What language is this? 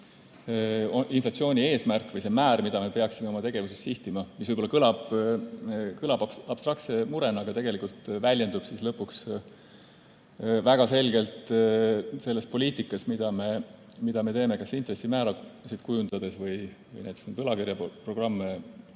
Estonian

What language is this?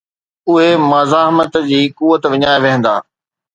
Sindhi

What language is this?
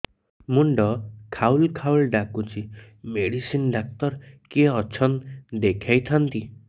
Odia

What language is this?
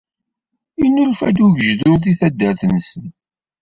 Kabyle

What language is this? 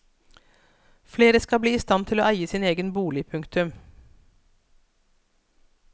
Norwegian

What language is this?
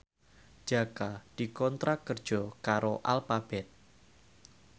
Javanese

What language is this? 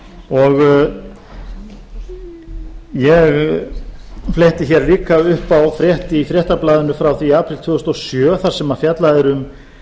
Icelandic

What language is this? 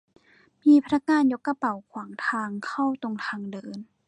Thai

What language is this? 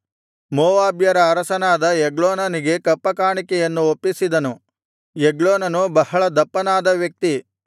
Kannada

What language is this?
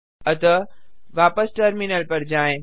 Hindi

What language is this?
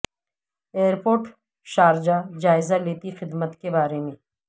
Urdu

